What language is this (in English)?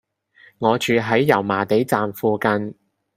Cantonese